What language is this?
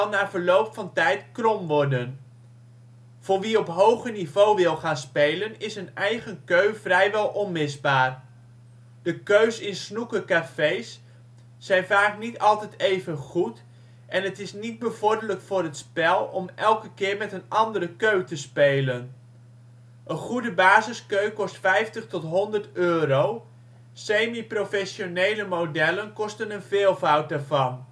Dutch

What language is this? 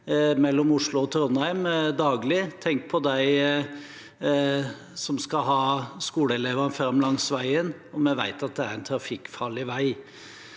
Norwegian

